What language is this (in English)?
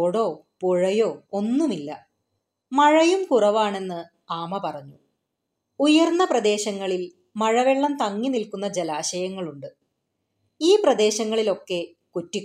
Malayalam